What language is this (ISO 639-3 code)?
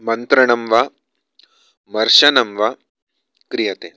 san